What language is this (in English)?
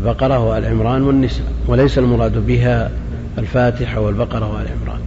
Arabic